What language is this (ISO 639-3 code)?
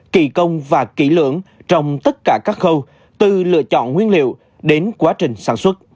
vie